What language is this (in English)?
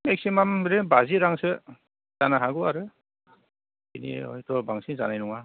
Bodo